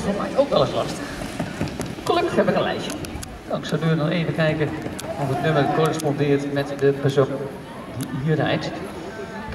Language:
Dutch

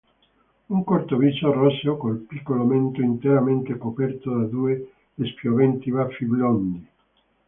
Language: Italian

